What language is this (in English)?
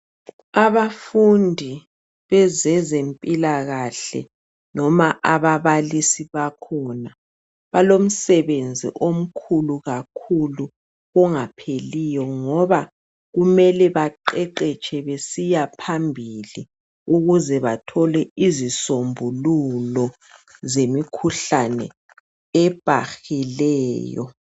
North Ndebele